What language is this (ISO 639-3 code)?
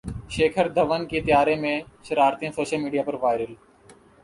urd